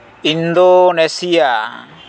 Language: Santali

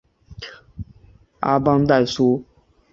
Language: Chinese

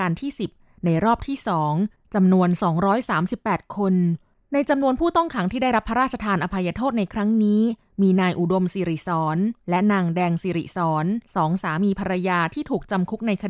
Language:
Thai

